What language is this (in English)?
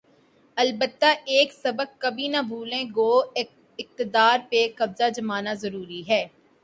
Urdu